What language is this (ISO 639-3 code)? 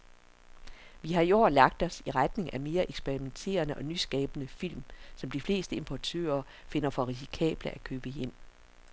dan